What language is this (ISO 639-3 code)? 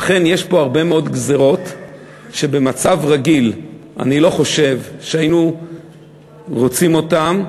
heb